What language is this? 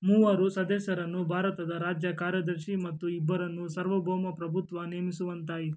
Kannada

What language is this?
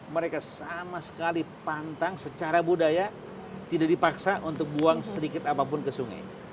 Indonesian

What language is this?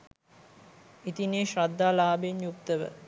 Sinhala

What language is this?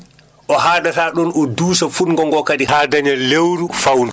Fula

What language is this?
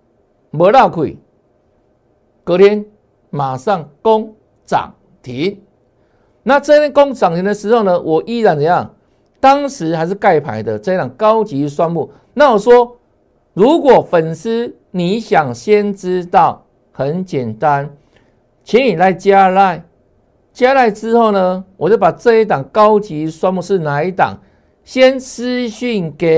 Chinese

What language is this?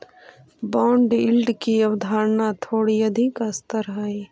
Magahi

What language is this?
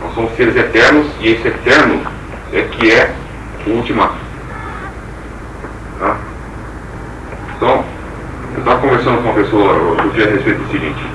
Portuguese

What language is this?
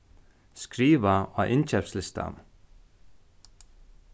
Faroese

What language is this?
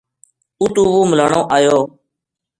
Gujari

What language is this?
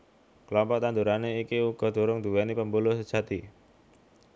Javanese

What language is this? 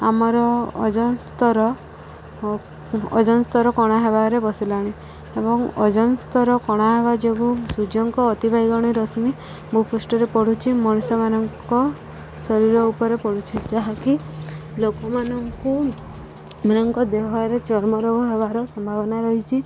Odia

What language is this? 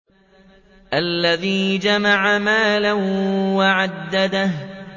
Arabic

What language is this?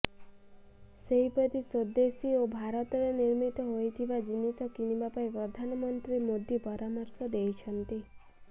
Odia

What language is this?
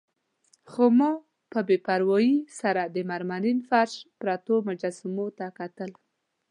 Pashto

